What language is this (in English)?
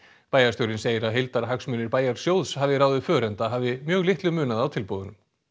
Icelandic